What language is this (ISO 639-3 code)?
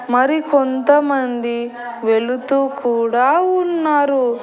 tel